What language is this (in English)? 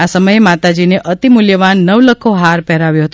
Gujarati